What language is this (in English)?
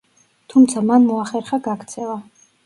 Georgian